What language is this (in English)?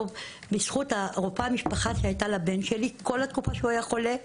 Hebrew